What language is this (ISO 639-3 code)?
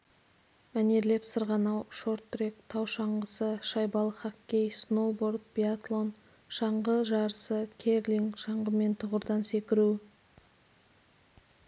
kaz